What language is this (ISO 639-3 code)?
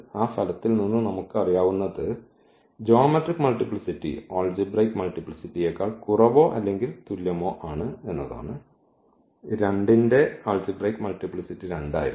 mal